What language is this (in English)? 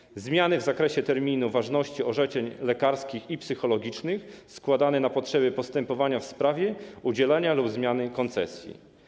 Polish